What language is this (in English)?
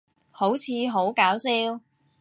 Cantonese